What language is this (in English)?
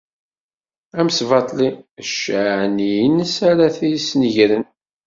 Kabyle